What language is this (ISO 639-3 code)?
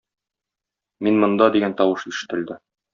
tat